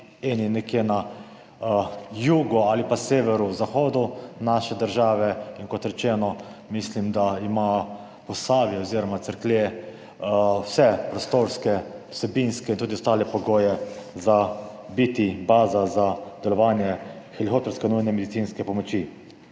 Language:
Slovenian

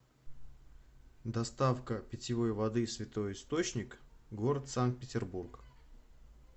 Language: Russian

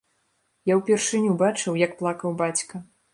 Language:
Belarusian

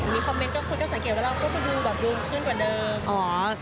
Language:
Thai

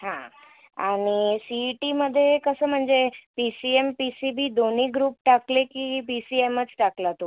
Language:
Marathi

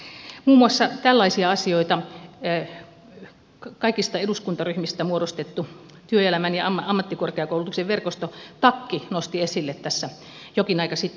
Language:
Finnish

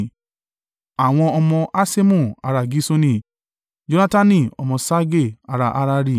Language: Yoruba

